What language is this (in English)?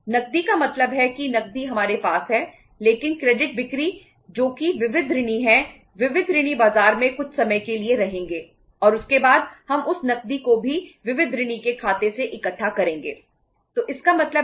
Hindi